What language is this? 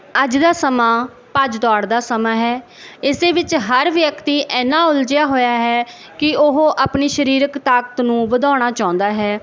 Punjabi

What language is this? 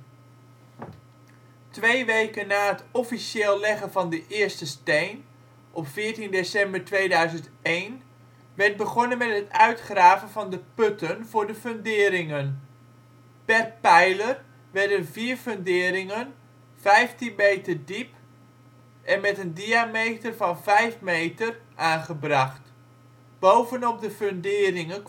Dutch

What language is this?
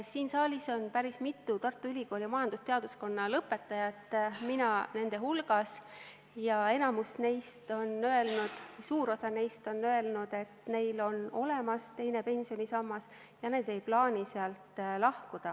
Estonian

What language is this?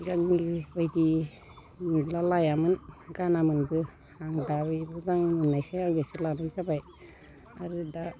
Bodo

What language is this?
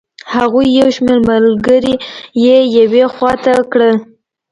Pashto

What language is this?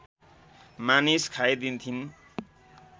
Nepali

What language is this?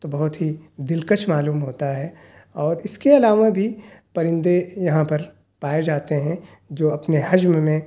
Urdu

